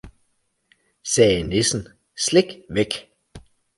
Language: Danish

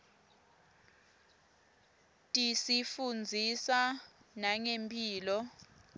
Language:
Swati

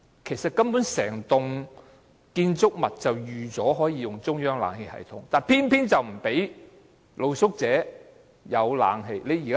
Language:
Cantonese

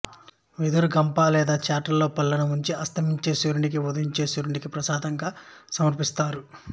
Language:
Telugu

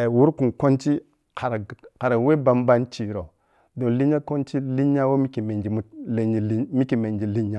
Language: Piya-Kwonci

